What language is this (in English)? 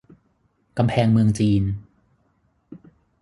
Thai